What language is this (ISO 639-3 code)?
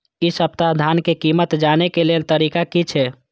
mai